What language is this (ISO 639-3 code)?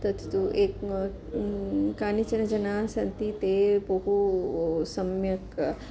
san